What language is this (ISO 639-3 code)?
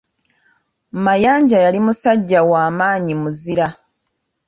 lug